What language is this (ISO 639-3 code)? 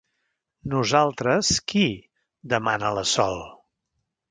cat